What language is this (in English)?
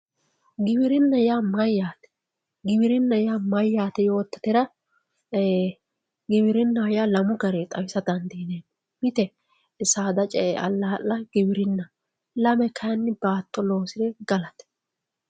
Sidamo